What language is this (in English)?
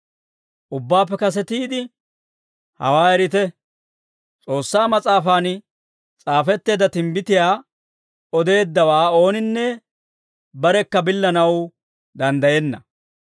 Dawro